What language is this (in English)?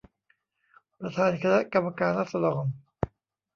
Thai